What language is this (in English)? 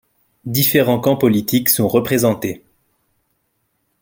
French